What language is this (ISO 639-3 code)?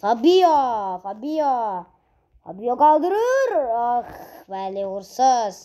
tur